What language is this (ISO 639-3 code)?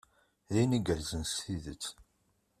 kab